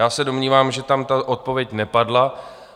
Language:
Czech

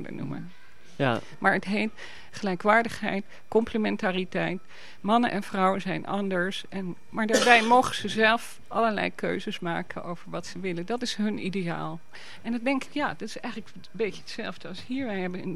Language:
Dutch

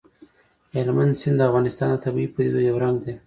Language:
Pashto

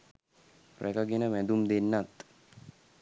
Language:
Sinhala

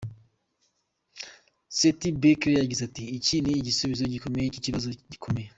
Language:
Kinyarwanda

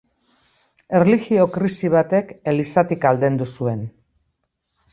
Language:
Basque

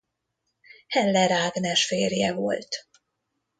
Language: Hungarian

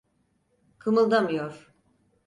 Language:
Turkish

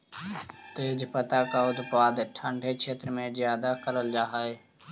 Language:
Magahi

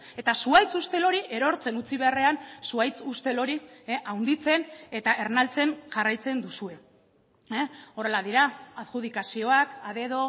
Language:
Basque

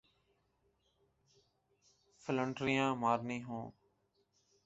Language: Urdu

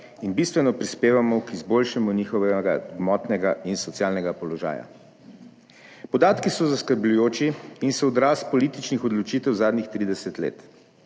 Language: Slovenian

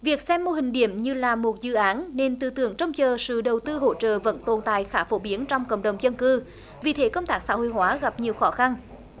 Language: Vietnamese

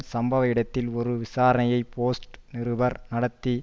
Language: Tamil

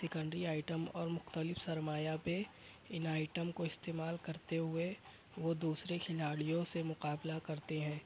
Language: Urdu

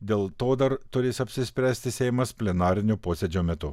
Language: Lithuanian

